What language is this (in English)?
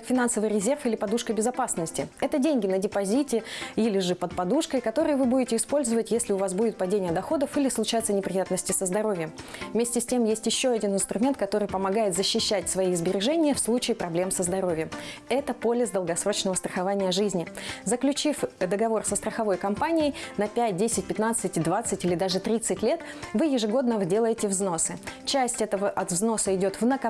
Russian